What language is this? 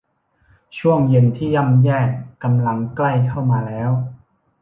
Thai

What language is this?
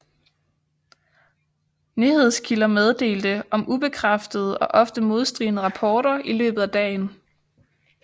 Danish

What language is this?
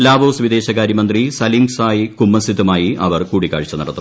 Malayalam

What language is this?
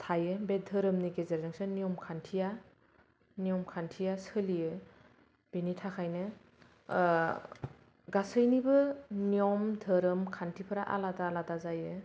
Bodo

